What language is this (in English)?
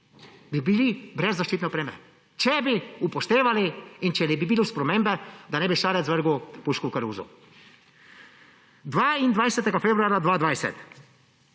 Slovenian